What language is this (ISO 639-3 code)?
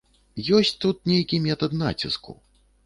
bel